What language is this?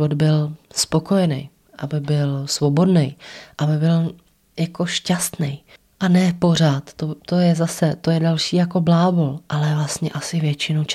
Czech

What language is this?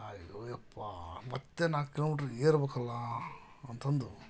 Kannada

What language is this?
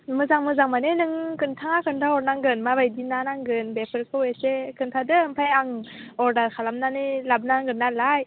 Bodo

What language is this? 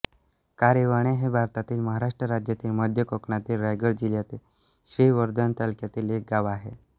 Marathi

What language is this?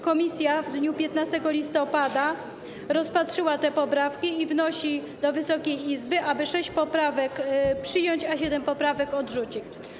Polish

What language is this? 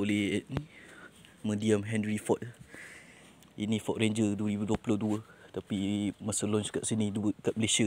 Malay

